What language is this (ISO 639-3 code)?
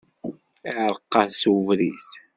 kab